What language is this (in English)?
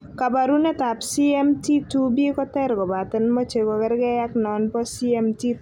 Kalenjin